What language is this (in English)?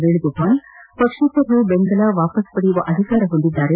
Kannada